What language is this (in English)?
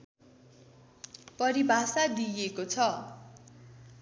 Nepali